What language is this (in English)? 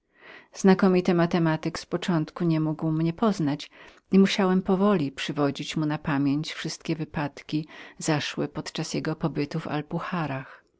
Polish